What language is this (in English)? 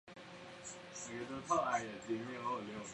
Chinese